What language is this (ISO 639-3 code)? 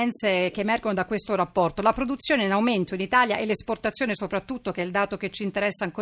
ita